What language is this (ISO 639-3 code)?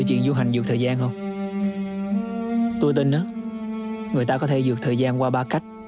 vie